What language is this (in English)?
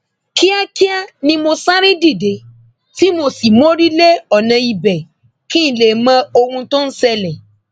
Yoruba